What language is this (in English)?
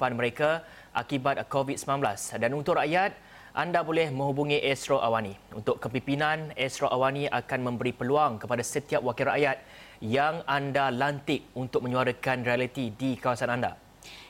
Malay